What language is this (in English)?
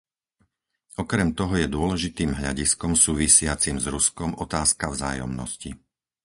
Slovak